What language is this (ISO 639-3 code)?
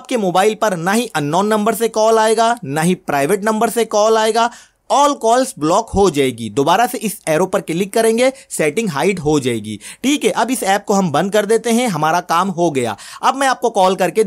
hin